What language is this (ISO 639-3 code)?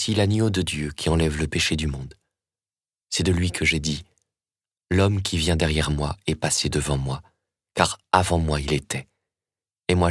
fra